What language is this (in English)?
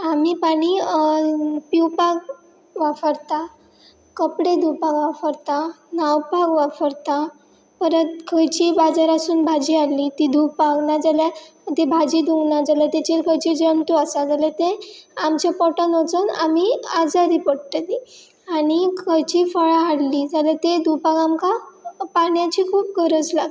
Konkani